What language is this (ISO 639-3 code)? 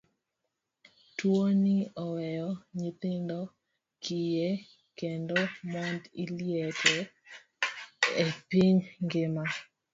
luo